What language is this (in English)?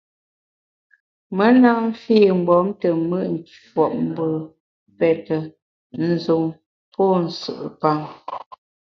Bamun